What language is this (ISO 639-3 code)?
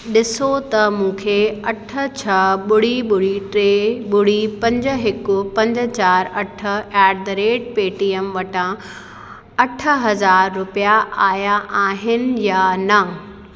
snd